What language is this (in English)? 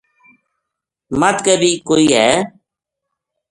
Gujari